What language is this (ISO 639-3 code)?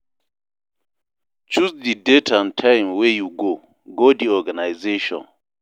pcm